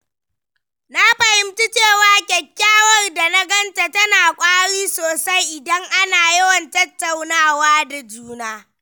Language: Hausa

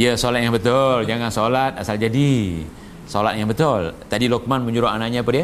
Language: Malay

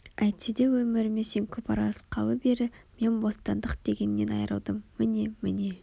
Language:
Kazakh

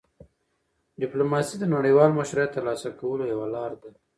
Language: Pashto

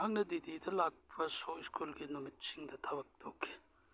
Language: Manipuri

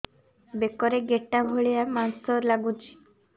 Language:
Odia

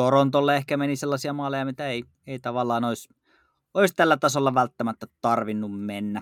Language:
Finnish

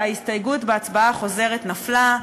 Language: Hebrew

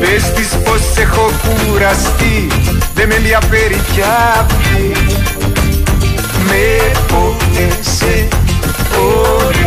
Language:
Greek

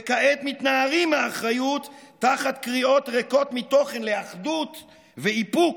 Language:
Hebrew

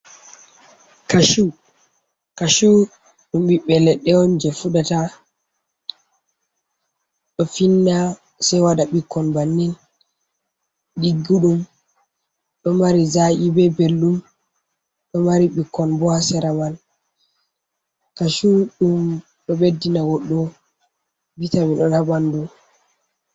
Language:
Fula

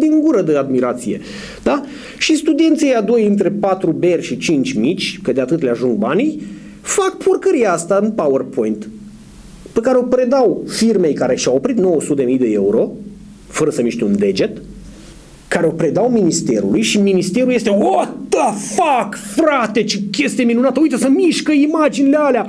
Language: Romanian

